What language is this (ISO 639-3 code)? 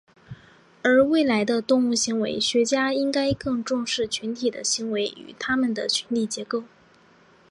zho